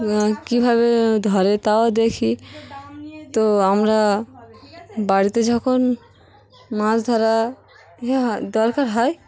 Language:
Bangla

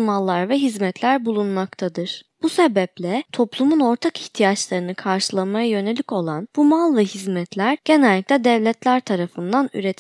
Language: Turkish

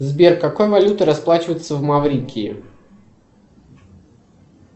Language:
Russian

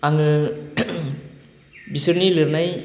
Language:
Bodo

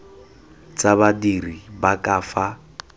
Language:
Tswana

